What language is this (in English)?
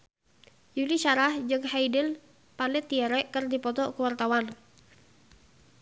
Sundanese